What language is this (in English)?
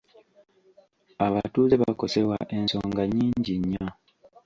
Ganda